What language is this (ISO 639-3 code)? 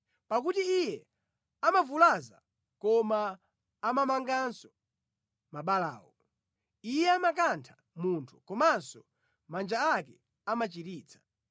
nya